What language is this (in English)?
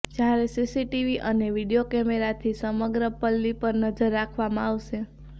Gujarati